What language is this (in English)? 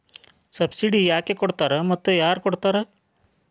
Kannada